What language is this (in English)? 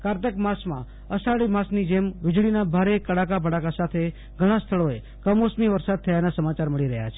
Gujarati